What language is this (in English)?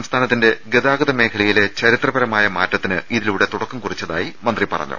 Malayalam